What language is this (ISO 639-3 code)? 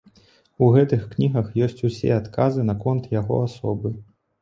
bel